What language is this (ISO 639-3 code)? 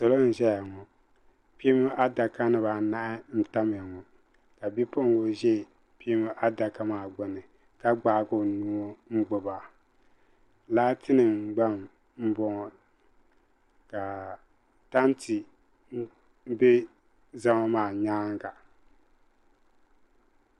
dag